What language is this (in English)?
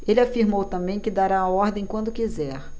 Portuguese